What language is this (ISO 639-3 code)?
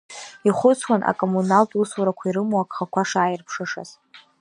abk